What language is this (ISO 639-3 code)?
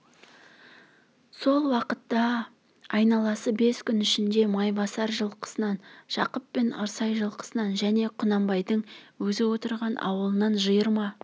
kaz